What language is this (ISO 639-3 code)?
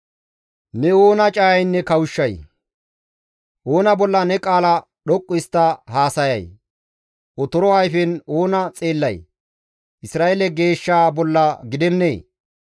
gmv